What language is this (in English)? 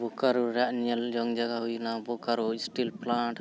Santali